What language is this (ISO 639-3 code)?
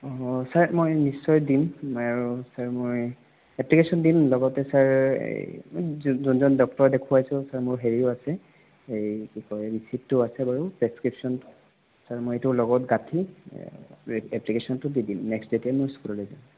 asm